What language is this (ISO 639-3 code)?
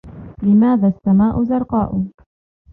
ara